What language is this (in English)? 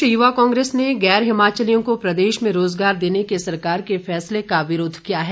Hindi